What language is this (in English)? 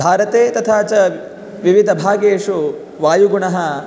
Sanskrit